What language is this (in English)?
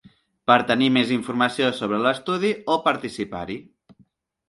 Catalan